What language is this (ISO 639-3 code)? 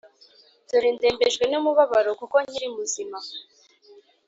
kin